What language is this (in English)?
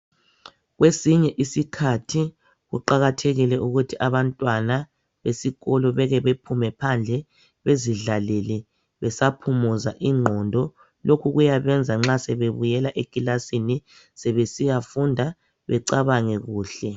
North Ndebele